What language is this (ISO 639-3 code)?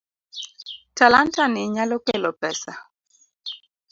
luo